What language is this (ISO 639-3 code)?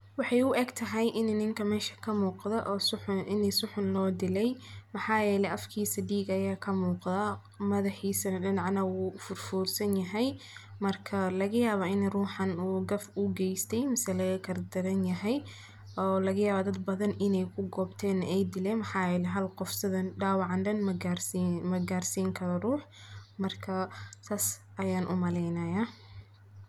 som